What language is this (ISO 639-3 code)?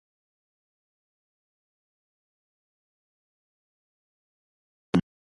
quy